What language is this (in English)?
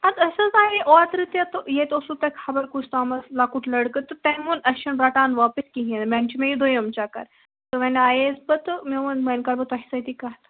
Kashmiri